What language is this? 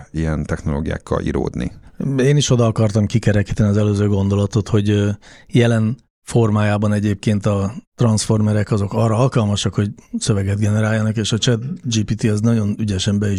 Hungarian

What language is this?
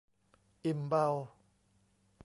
Thai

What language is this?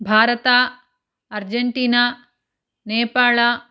Kannada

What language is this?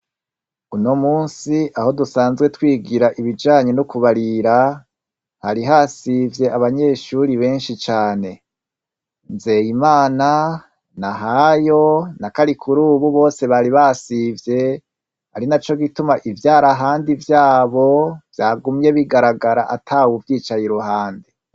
Rundi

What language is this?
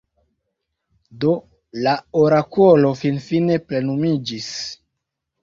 Esperanto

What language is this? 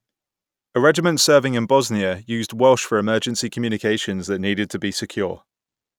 English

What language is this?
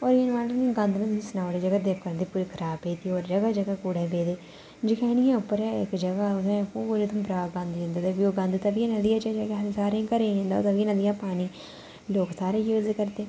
Dogri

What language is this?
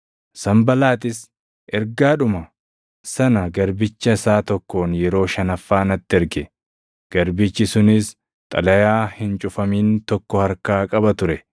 Oromo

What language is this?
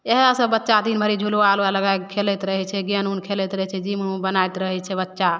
Maithili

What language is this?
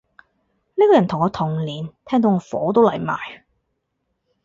Cantonese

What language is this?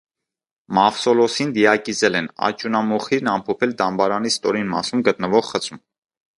Armenian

